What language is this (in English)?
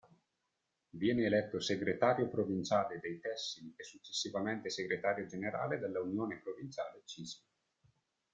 Italian